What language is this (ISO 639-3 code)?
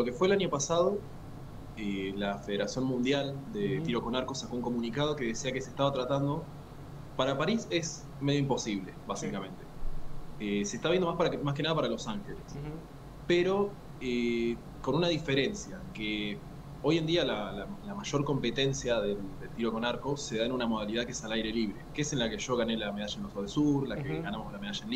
spa